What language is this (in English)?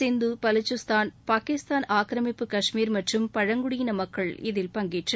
Tamil